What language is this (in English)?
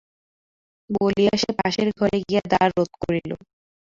Bangla